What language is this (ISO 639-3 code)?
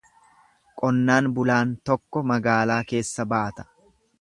orm